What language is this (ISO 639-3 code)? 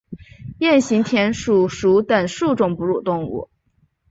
zho